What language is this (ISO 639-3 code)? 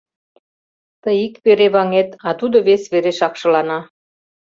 chm